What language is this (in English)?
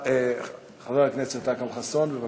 Hebrew